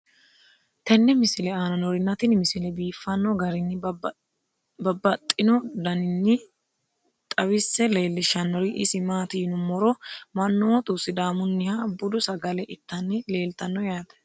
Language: Sidamo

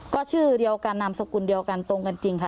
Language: Thai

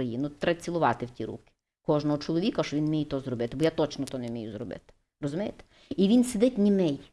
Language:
Ukrainian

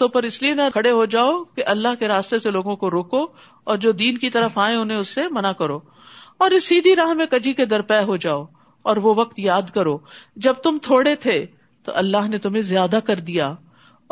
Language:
Urdu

